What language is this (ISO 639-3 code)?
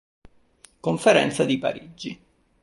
ita